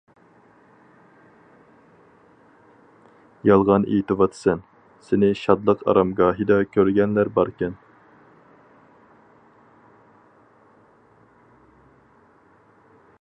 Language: Uyghur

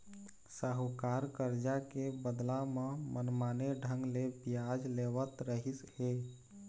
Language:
Chhattisgarhi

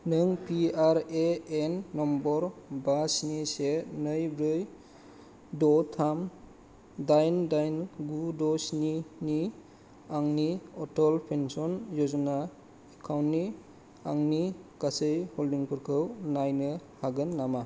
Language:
Bodo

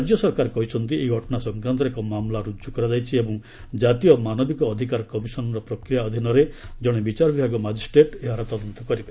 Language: Odia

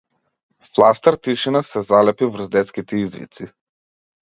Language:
Macedonian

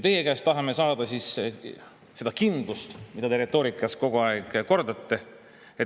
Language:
Estonian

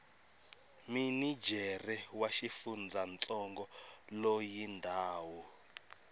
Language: Tsonga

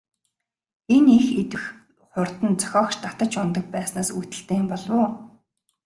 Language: Mongolian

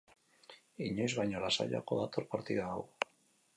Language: Basque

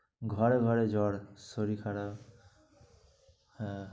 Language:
Bangla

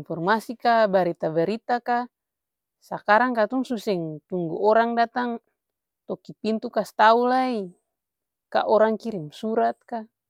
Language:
Ambonese Malay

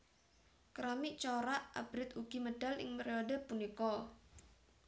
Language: Javanese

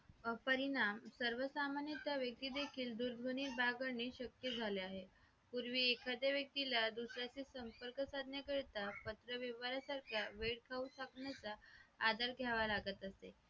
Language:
Marathi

